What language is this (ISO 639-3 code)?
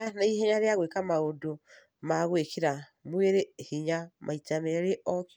kik